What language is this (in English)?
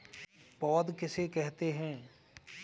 Hindi